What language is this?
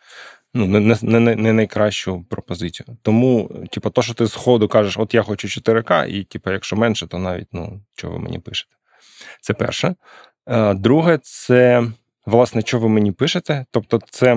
Ukrainian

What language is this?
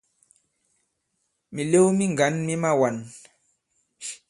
Bankon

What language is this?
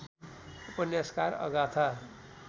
Nepali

